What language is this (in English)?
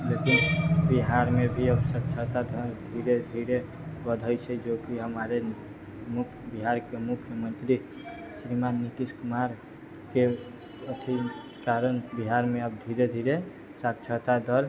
Maithili